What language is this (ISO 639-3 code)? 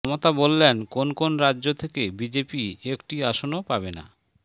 ben